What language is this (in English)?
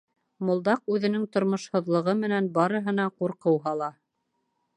Bashkir